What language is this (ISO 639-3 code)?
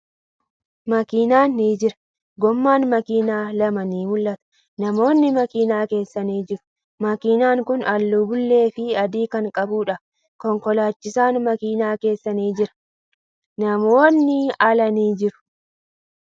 orm